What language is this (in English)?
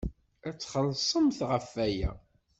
Kabyle